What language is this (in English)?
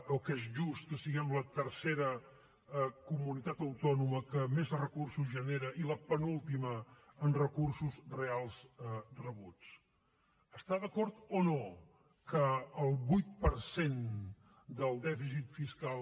Catalan